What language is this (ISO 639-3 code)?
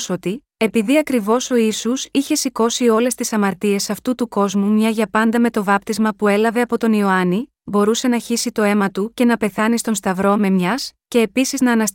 ell